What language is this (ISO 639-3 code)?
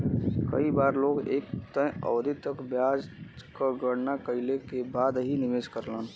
bho